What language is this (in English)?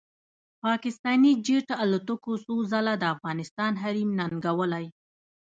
Pashto